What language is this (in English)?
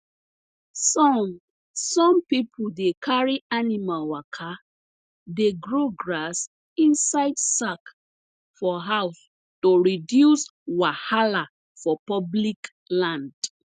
Nigerian Pidgin